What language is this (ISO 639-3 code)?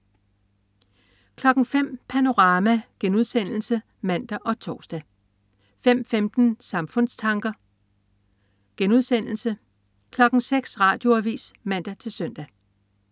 dan